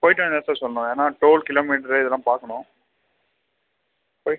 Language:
Tamil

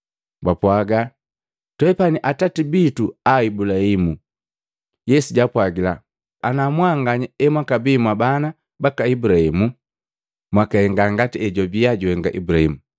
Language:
Matengo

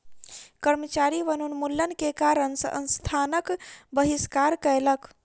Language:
Maithili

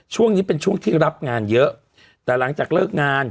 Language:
Thai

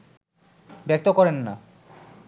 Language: Bangla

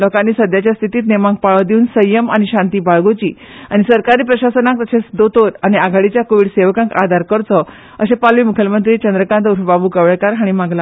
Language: Konkani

